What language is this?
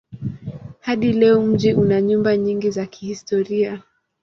Swahili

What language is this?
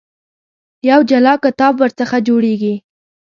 Pashto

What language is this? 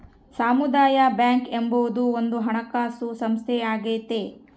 Kannada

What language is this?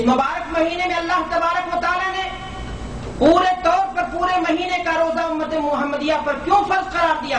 Urdu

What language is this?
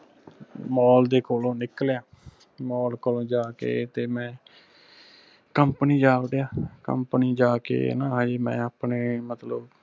Punjabi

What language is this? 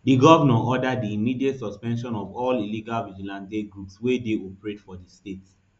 Nigerian Pidgin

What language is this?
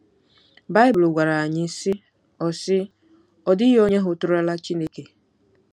Igbo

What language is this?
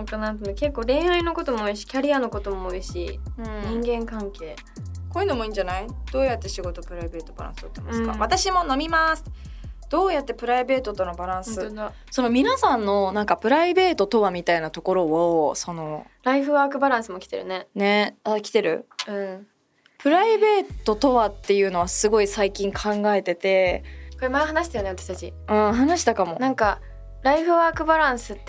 Japanese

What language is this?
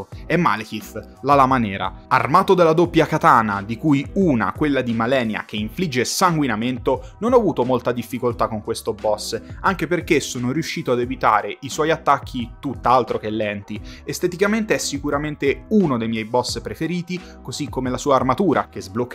Italian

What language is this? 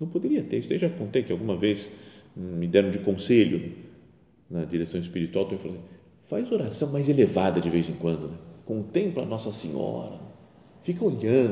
Portuguese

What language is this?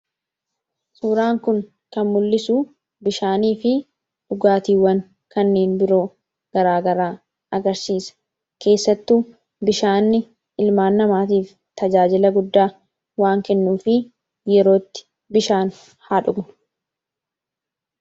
Oromo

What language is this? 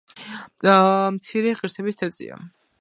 Georgian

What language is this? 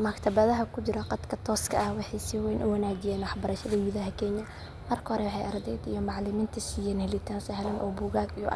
Somali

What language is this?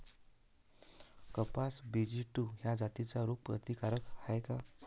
Marathi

